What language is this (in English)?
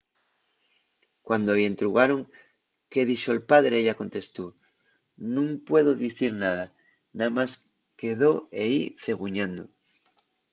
Asturian